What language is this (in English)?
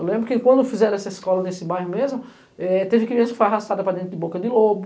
Portuguese